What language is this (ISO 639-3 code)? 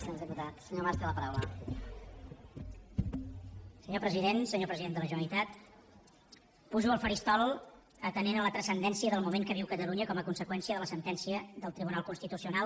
cat